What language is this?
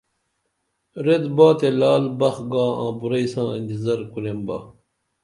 Dameli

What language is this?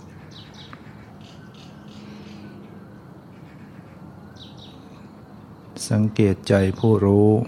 Thai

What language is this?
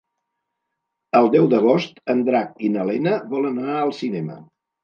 Catalan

